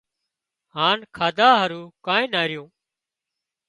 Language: Wadiyara Koli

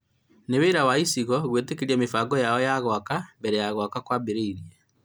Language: Kikuyu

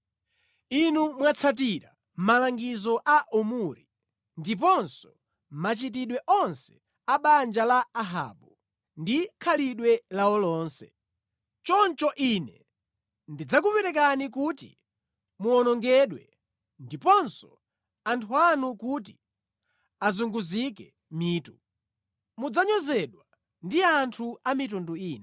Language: Nyanja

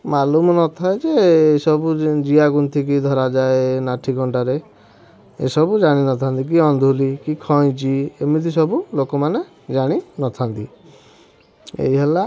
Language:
Odia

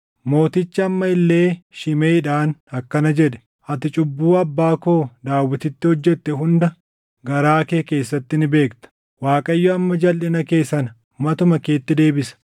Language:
Oromo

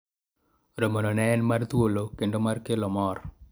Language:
Luo (Kenya and Tanzania)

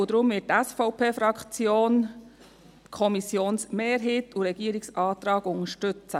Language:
Swiss German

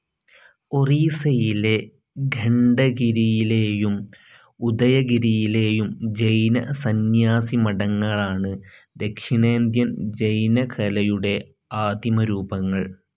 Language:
Malayalam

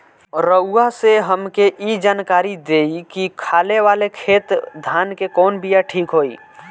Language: Bhojpuri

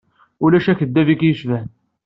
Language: Kabyle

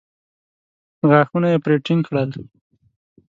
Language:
Pashto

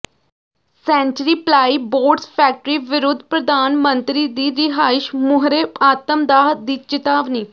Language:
Punjabi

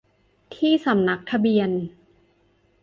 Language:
Thai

